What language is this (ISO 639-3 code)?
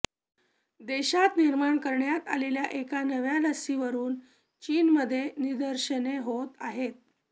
mar